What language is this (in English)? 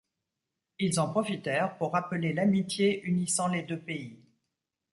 French